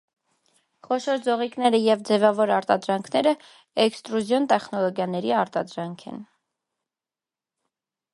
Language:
Armenian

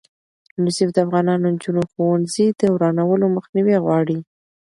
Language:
Pashto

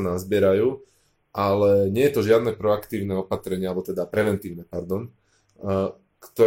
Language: Slovak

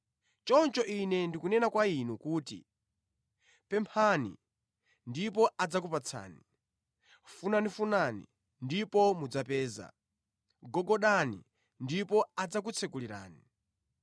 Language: Nyanja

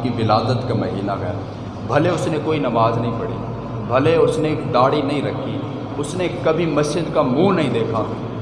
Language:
Urdu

